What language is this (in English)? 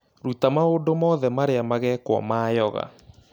Kikuyu